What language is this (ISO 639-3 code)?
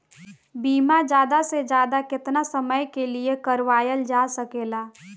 bho